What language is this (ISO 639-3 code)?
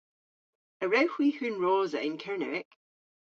cor